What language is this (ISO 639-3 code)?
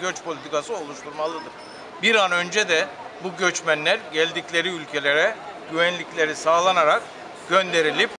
tur